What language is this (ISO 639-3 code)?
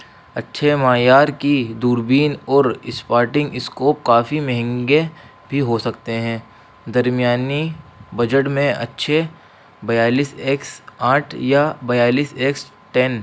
urd